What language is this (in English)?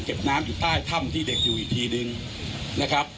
Thai